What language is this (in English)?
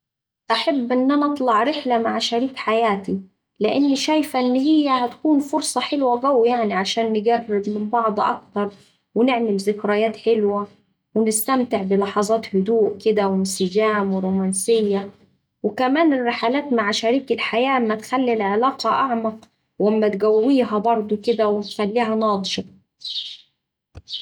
Saidi Arabic